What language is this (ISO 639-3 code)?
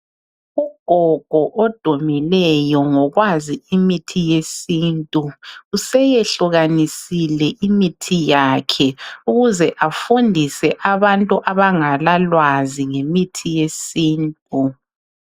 nde